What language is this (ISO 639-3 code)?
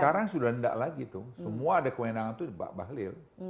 ind